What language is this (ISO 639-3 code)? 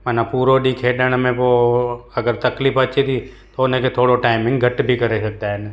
snd